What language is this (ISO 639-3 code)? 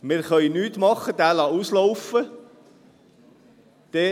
gsw